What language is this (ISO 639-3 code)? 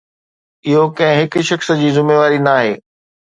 snd